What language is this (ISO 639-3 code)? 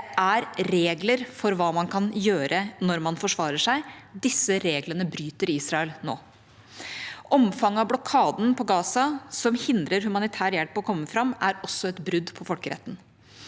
nor